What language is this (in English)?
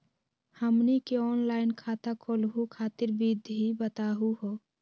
Magahi